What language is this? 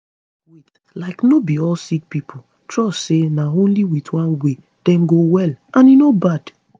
Nigerian Pidgin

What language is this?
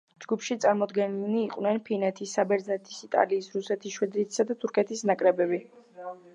Georgian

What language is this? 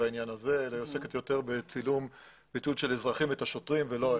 Hebrew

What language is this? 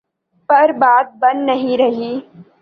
Urdu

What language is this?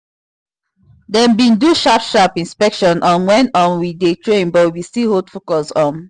Nigerian Pidgin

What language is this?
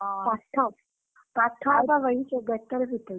Odia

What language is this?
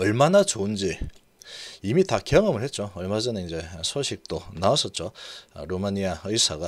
Korean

